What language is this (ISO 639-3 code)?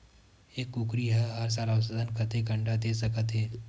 hne